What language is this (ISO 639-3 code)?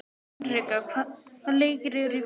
isl